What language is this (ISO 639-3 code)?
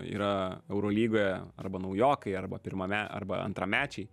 lit